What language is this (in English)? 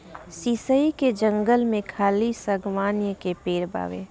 Bhojpuri